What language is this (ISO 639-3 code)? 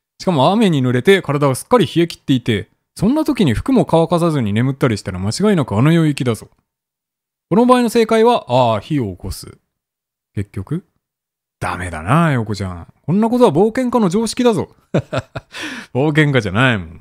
jpn